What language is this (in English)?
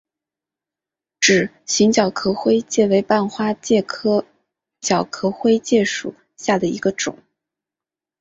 Chinese